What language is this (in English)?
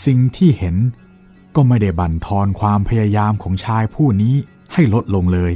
Thai